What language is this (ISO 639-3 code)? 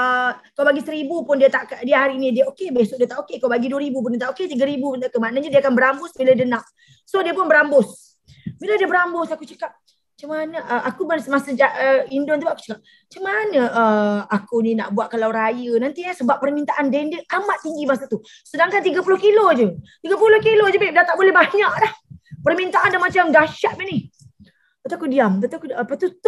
msa